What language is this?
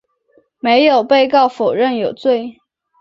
Chinese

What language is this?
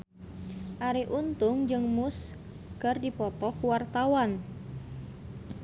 Sundanese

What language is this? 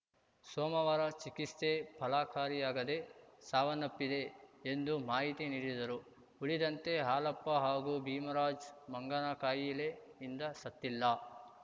Kannada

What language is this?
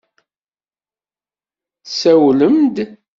Kabyle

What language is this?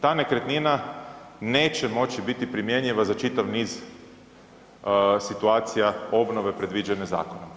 Croatian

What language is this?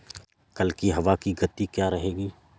Hindi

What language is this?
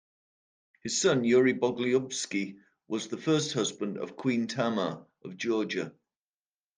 English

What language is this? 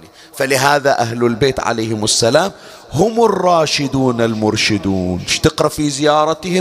Arabic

